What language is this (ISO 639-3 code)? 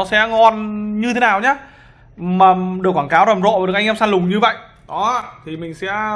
vie